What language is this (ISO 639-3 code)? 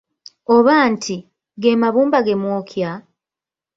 lug